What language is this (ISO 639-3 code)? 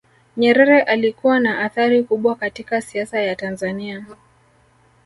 swa